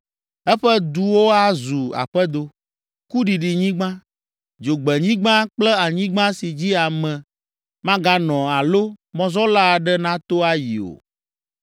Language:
Ewe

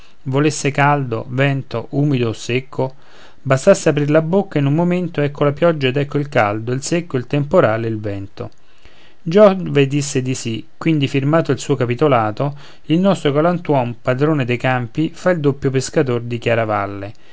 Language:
Italian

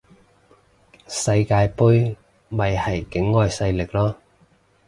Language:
Cantonese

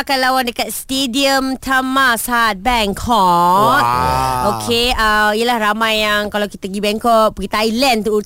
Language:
Malay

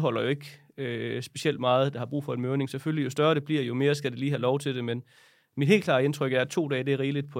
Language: Danish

